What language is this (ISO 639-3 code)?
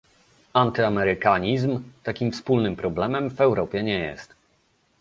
pol